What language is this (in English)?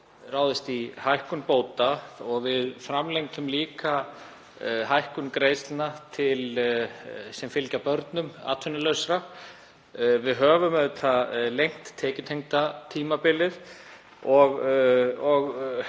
Icelandic